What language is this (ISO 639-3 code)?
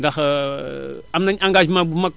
wol